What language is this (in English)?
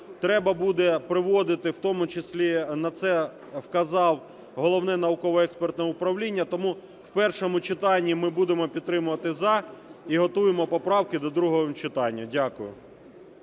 Ukrainian